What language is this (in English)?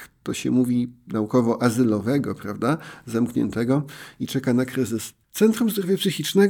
Polish